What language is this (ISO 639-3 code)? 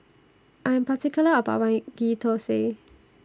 eng